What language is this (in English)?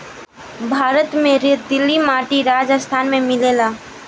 Bhojpuri